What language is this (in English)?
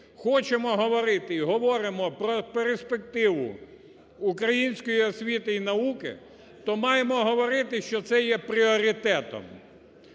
Ukrainian